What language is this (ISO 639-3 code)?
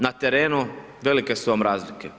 hrv